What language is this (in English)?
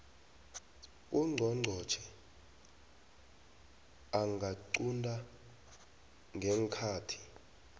South Ndebele